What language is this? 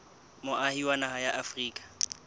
Southern Sotho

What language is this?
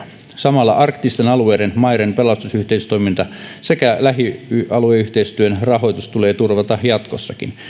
Finnish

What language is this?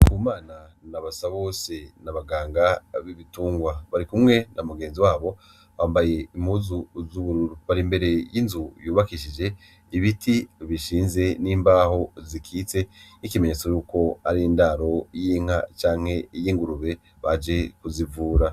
Rundi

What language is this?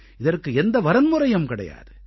Tamil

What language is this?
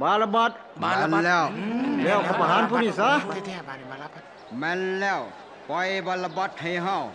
Thai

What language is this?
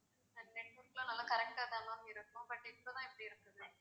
Tamil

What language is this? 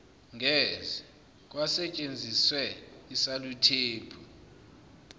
Zulu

